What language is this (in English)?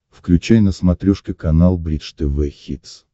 Russian